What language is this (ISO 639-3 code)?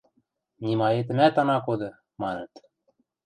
mrj